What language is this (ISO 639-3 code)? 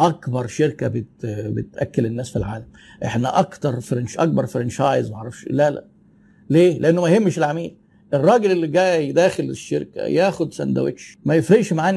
ara